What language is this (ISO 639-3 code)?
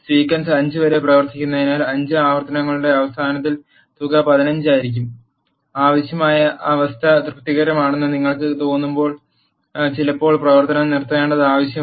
mal